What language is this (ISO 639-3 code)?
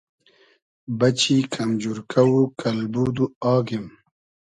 haz